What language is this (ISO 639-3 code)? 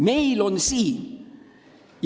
est